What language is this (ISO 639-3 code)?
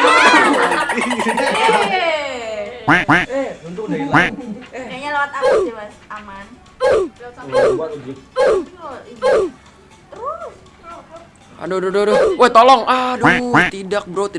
ind